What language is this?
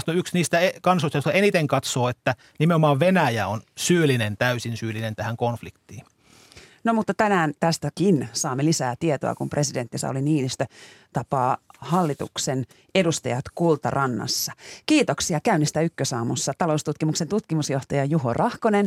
Finnish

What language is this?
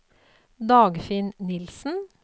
Norwegian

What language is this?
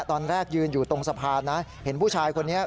Thai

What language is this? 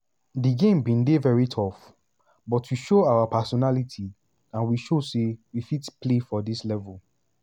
Nigerian Pidgin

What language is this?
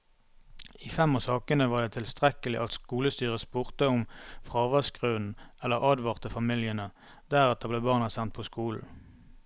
Norwegian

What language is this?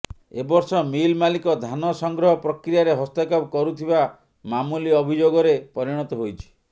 Odia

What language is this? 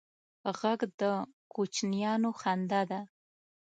Pashto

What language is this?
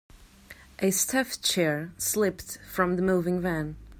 English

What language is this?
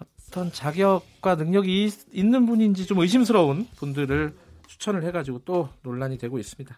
Korean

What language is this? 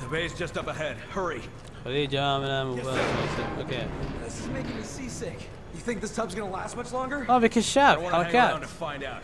Arabic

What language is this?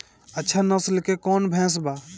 Bhojpuri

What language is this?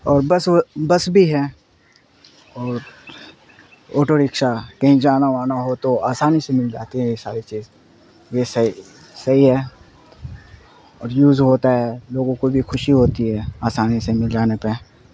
Urdu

